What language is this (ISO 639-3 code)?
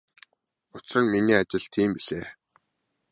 mon